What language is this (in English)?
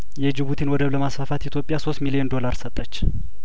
Amharic